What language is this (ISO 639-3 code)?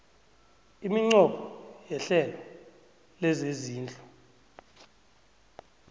nbl